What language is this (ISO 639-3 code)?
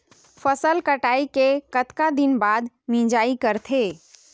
hne